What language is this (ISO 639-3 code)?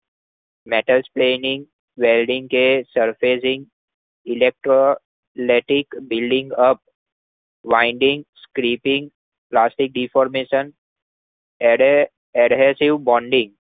guj